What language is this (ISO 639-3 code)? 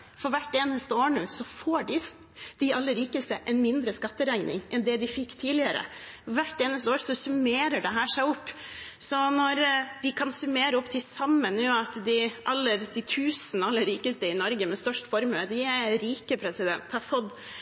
nob